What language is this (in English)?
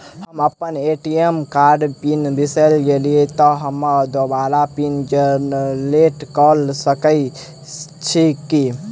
Maithili